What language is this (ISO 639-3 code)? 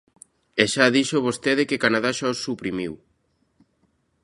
glg